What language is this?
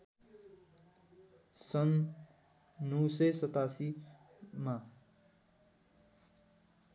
Nepali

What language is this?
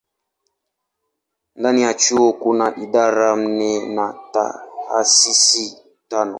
Swahili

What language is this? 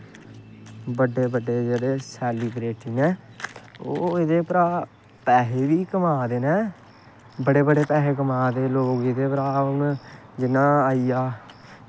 Dogri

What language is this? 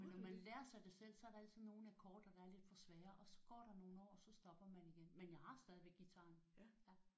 Danish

